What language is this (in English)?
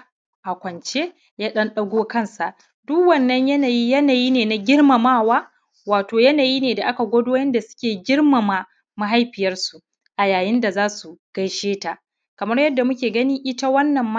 Hausa